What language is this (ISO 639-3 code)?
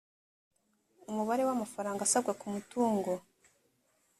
kin